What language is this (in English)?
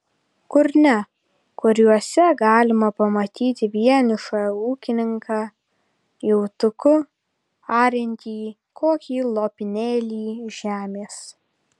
Lithuanian